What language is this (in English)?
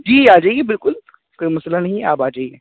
Urdu